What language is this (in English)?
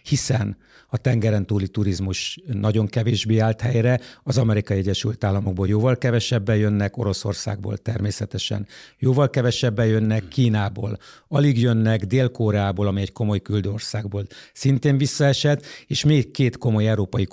Hungarian